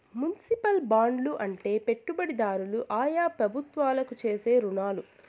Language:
Telugu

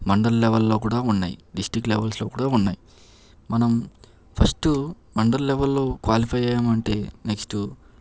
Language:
Telugu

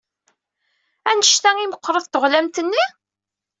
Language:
Kabyle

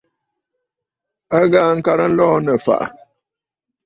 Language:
Bafut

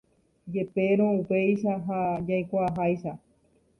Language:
Guarani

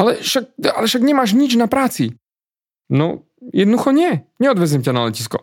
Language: Slovak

